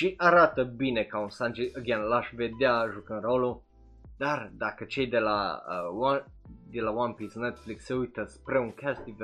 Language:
Romanian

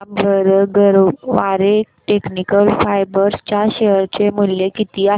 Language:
Marathi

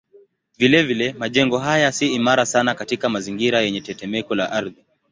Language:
Swahili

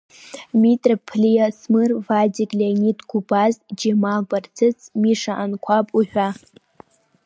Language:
Abkhazian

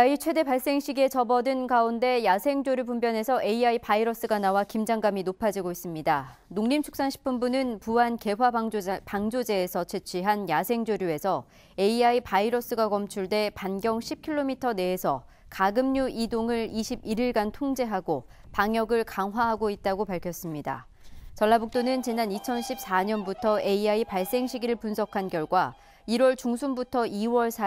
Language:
Korean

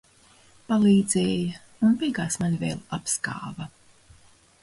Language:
Latvian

